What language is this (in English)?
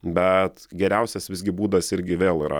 Lithuanian